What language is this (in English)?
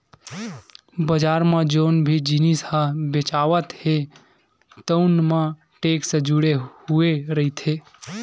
Chhattisgarhi